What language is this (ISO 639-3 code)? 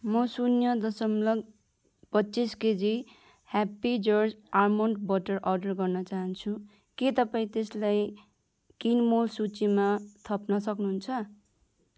nep